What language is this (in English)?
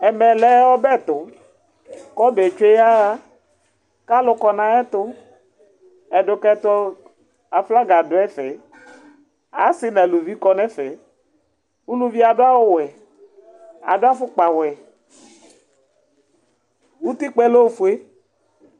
Ikposo